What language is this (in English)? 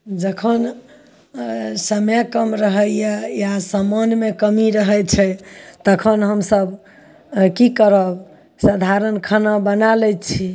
Maithili